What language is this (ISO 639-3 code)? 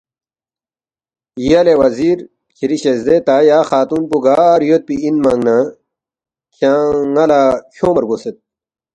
bft